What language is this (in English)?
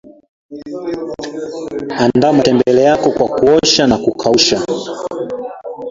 Swahili